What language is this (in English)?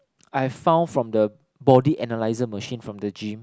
English